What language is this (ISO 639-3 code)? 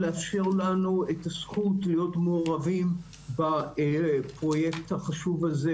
heb